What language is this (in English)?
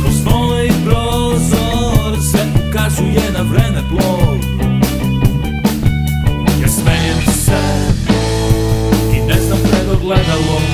Slovak